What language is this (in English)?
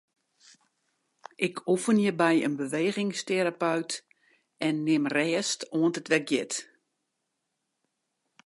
Western Frisian